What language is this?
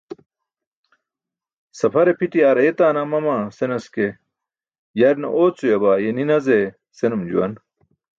Burushaski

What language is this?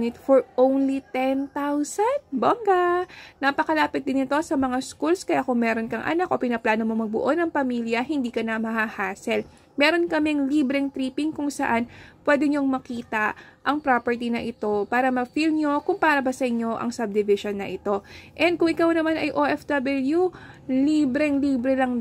Filipino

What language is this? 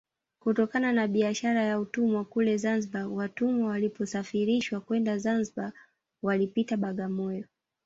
Swahili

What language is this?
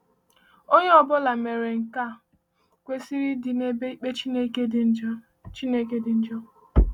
Igbo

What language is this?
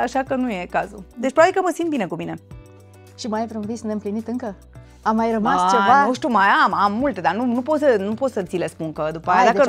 Romanian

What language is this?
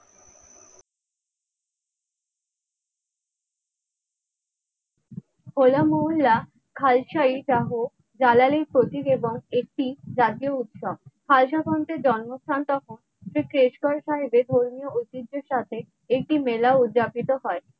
Bangla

